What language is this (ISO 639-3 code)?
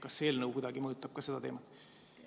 est